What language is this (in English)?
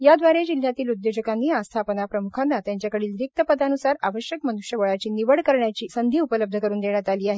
Marathi